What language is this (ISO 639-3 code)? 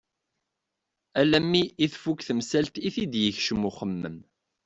kab